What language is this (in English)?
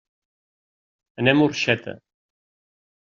Catalan